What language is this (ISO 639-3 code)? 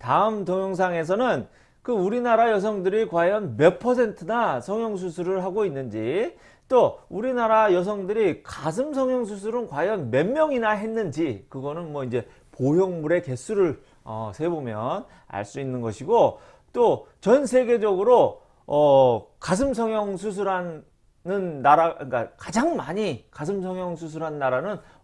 kor